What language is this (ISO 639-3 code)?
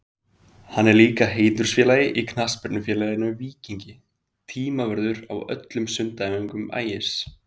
isl